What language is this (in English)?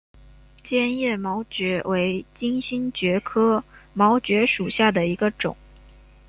Chinese